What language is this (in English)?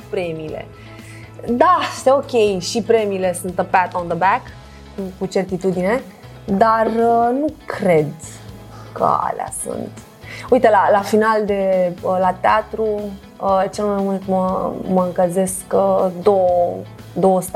Romanian